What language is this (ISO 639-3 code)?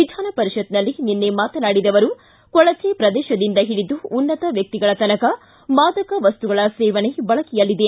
kan